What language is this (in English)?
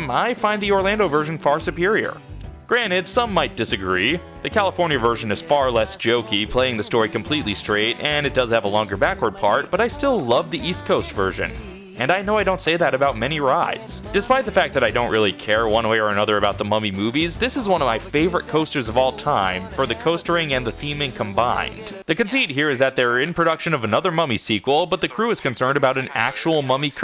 English